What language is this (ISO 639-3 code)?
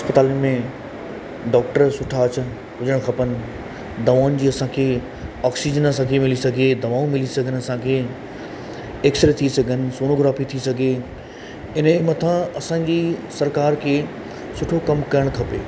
snd